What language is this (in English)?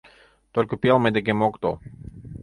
Mari